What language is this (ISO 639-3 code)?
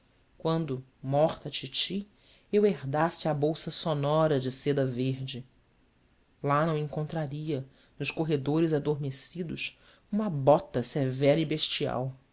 por